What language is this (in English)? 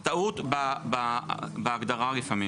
Hebrew